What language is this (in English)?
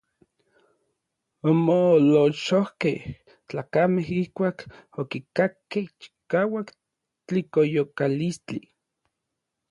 Orizaba Nahuatl